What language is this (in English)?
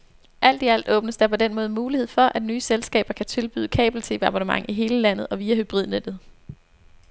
Danish